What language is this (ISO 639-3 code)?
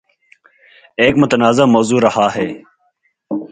urd